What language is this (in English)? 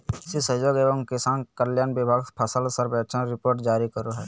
Magahi